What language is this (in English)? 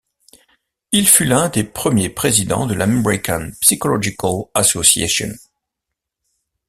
French